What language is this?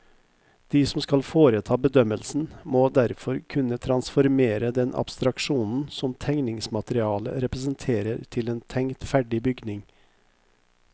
Norwegian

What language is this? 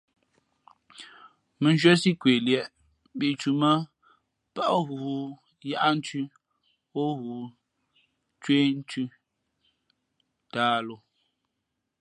Fe'fe'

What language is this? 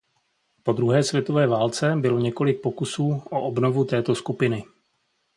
Czech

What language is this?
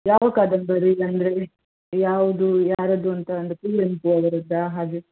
Kannada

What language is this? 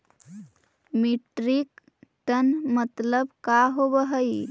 Magahi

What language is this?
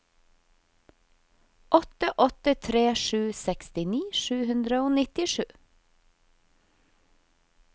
Norwegian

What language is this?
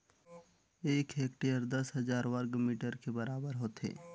Chhattisgarhi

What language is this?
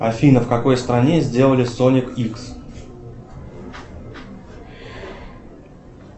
Russian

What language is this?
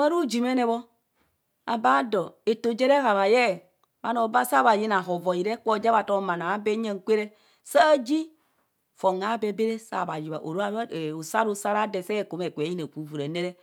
Kohumono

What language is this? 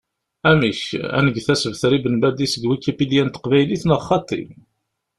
Kabyle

